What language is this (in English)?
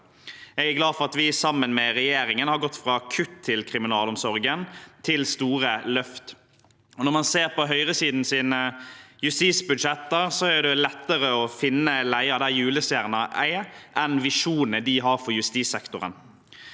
Norwegian